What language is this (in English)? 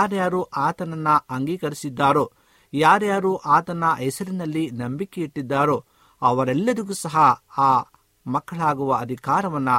Kannada